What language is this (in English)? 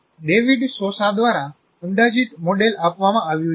Gujarati